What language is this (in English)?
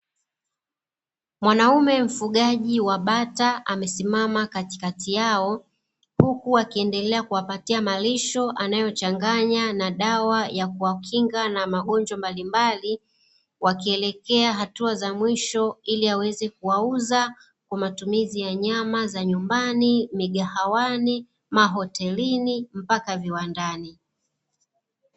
Swahili